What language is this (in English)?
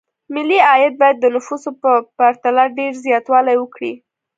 Pashto